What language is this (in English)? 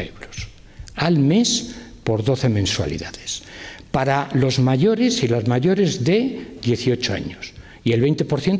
Spanish